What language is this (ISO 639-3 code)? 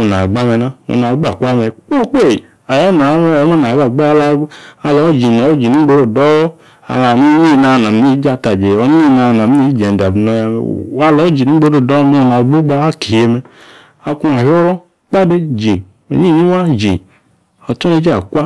ekr